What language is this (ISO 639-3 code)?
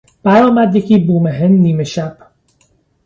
fas